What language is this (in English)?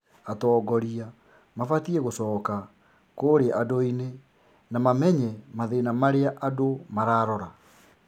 Kikuyu